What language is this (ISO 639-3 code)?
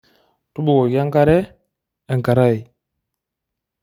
mas